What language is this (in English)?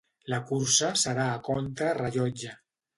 Catalan